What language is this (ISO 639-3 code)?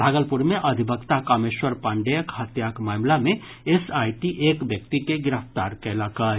mai